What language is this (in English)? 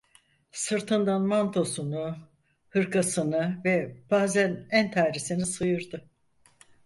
Turkish